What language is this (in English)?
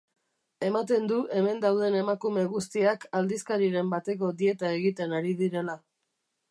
Basque